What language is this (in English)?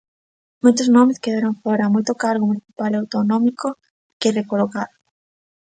Galician